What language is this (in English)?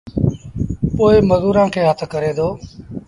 Sindhi Bhil